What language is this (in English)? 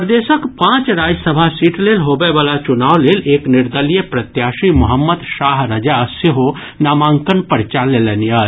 Maithili